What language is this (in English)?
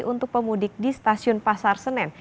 Indonesian